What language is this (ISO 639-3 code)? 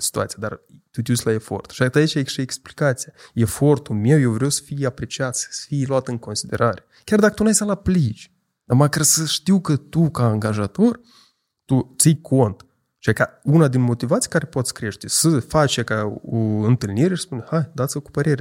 ron